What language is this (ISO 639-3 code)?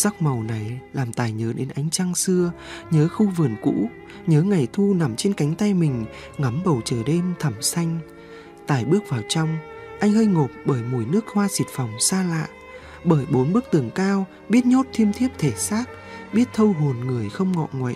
vie